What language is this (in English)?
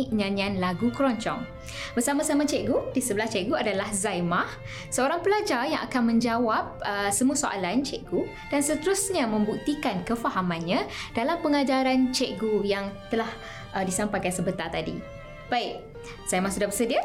Malay